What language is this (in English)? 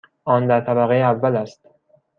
Persian